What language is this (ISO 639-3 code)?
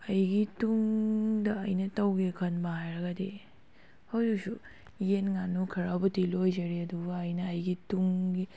mni